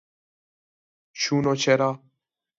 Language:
Persian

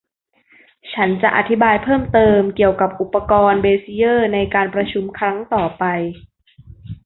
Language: Thai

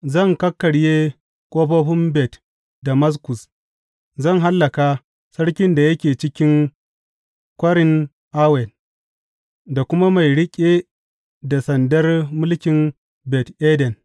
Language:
Hausa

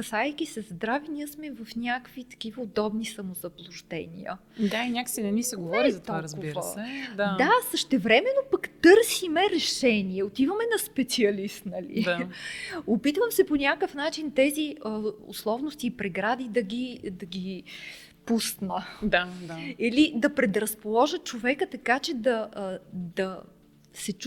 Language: Bulgarian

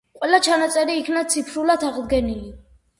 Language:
Georgian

